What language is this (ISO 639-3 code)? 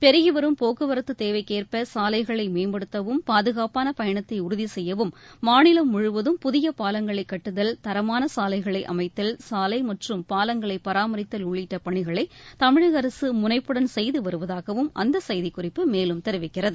tam